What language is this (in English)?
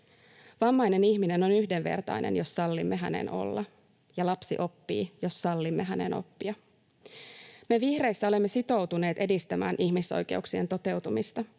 Finnish